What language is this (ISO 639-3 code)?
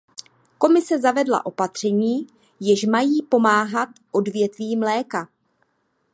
ces